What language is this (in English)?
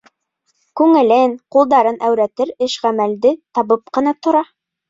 Bashkir